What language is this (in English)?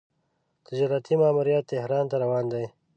Pashto